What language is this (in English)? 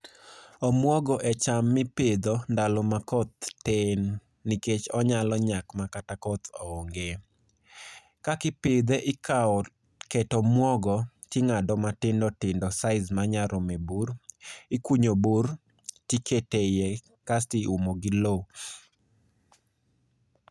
Luo (Kenya and Tanzania)